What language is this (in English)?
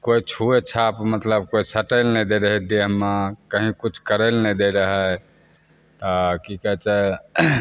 Maithili